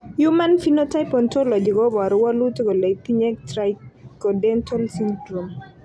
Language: Kalenjin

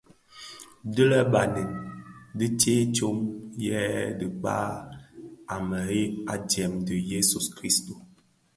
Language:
Bafia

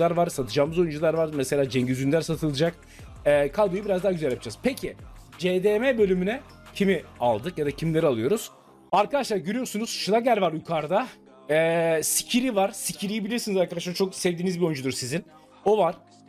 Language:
Turkish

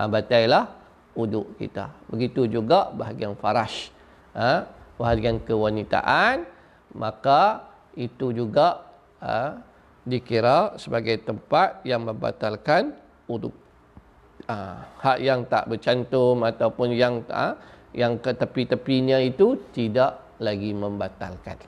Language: Malay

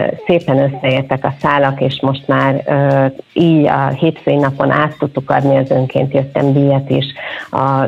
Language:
Hungarian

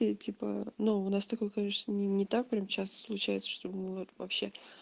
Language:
Russian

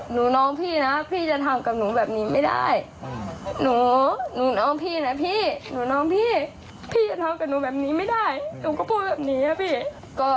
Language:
Thai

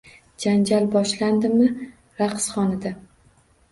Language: Uzbek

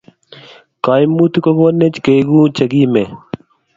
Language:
Kalenjin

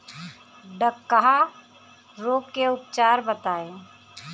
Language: Bhojpuri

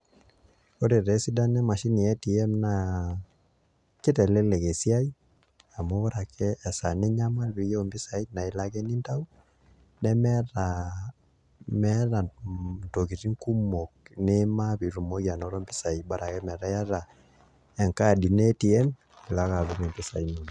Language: Masai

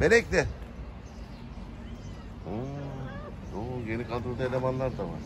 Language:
Turkish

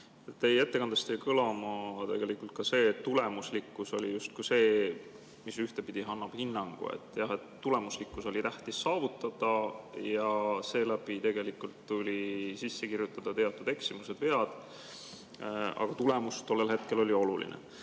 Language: Estonian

